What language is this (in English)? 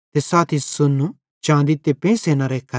Bhadrawahi